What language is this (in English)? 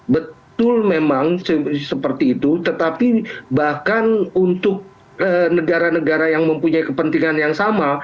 Indonesian